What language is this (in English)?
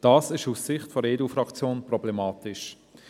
Swiss German